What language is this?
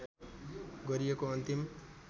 Nepali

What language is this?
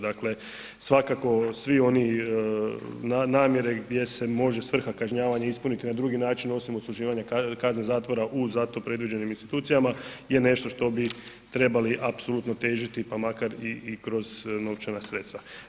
Croatian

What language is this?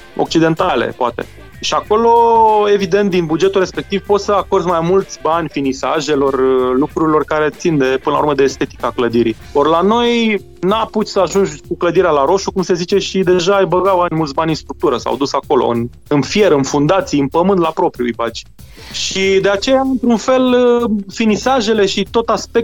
Romanian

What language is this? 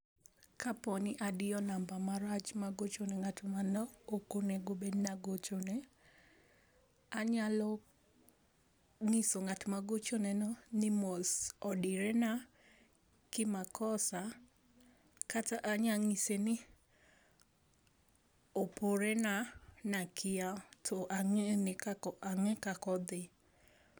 Luo (Kenya and Tanzania)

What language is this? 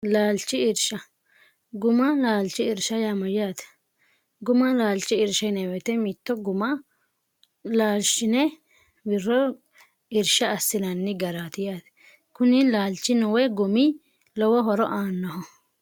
Sidamo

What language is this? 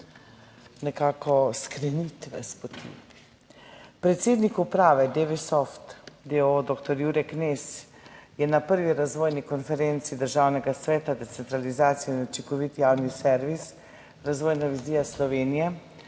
Slovenian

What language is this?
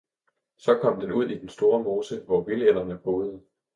Danish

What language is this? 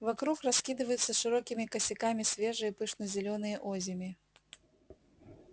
Russian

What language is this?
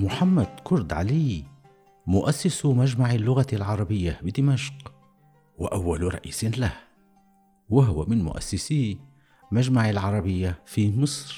Arabic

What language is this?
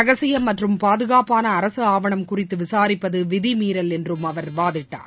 Tamil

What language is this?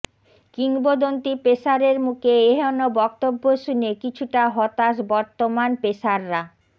Bangla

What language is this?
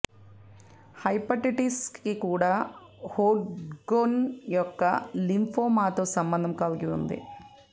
Telugu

